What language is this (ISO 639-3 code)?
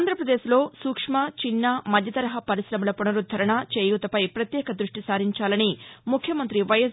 tel